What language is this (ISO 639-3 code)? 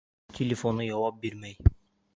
bak